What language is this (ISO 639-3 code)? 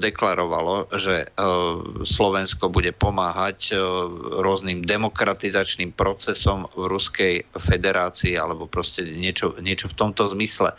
slk